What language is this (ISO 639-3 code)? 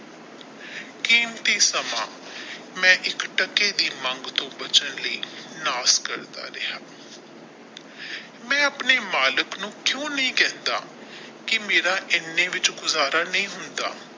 pan